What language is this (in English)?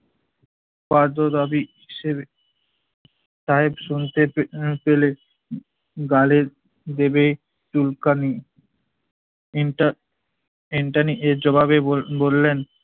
Bangla